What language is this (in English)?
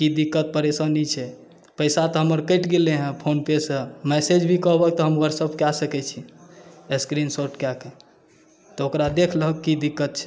Maithili